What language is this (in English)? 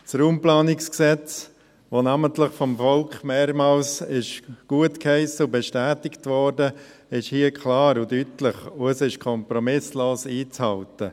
Swiss German